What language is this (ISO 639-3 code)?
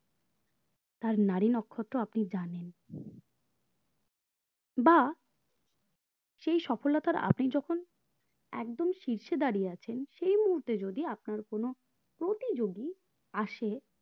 ben